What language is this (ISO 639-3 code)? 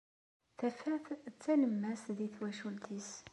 kab